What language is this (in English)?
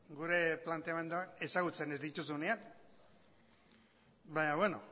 Basque